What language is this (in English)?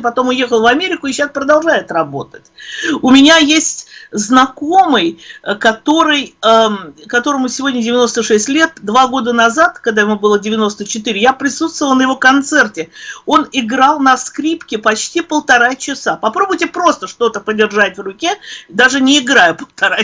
Russian